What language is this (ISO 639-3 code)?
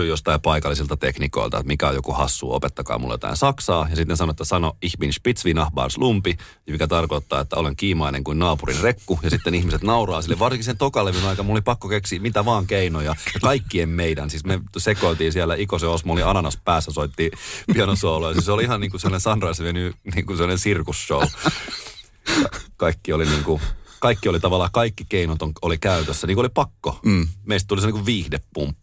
fin